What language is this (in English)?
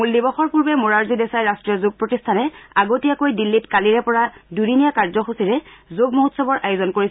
Assamese